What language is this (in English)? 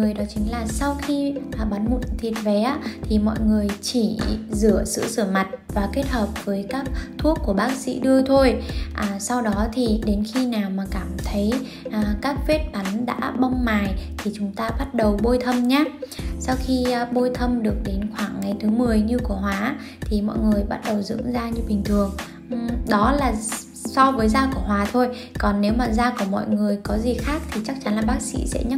Vietnamese